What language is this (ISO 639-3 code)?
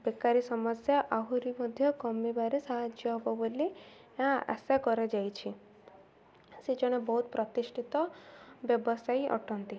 ori